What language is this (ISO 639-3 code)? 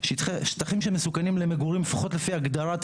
heb